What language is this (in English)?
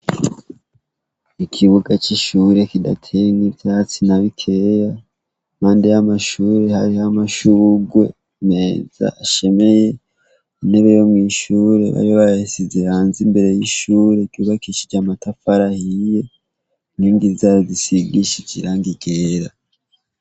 Rundi